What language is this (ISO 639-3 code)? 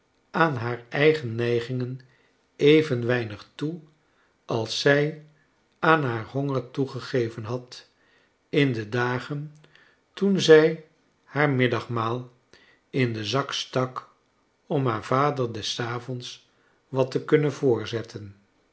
nld